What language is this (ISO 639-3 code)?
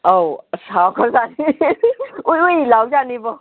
mni